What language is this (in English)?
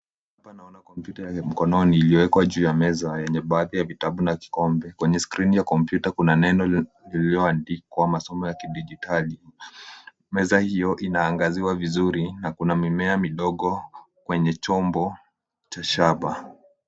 Swahili